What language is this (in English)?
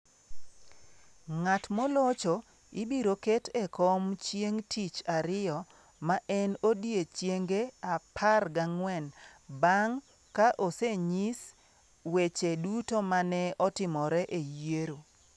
Luo (Kenya and Tanzania)